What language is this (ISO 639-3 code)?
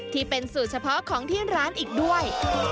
tha